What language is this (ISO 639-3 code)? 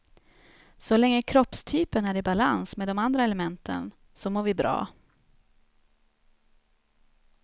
swe